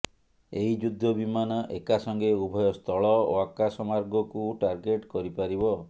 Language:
Odia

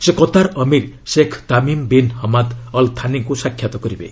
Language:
Odia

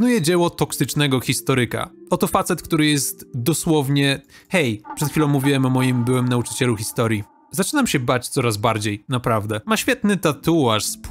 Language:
Polish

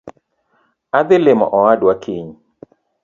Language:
Luo (Kenya and Tanzania)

